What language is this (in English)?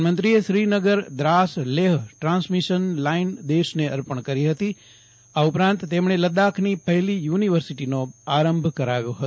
Gujarati